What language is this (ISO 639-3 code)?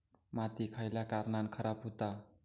mar